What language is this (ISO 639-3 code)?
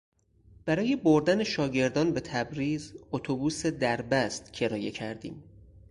fas